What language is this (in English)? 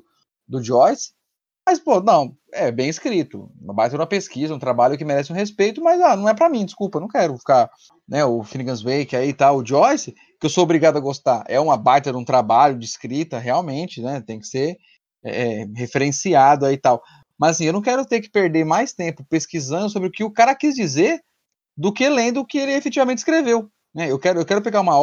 Portuguese